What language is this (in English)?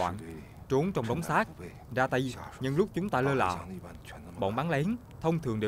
Vietnamese